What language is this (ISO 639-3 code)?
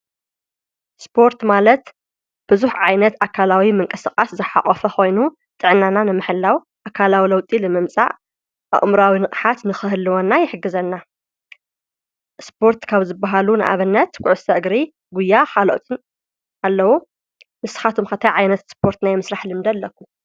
tir